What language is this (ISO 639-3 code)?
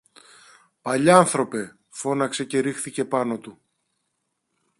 ell